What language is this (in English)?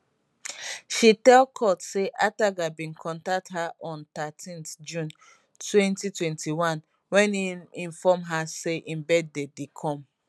Nigerian Pidgin